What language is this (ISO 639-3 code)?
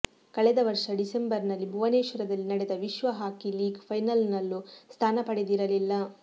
kan